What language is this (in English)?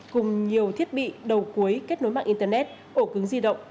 Vietnamese